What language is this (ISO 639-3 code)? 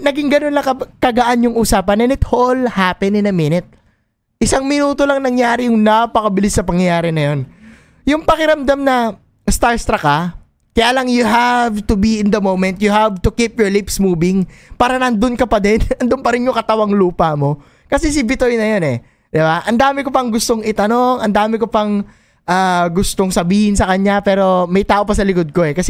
fil